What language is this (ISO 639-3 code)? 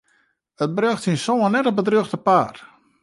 fry